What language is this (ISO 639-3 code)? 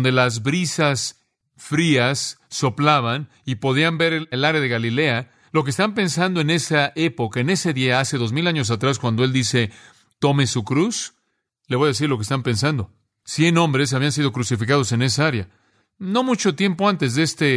spa